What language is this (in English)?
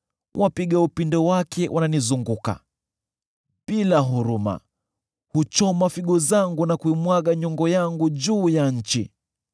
Swahili